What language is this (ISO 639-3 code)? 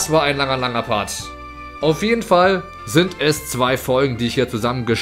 deu